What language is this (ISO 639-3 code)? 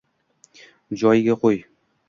uzb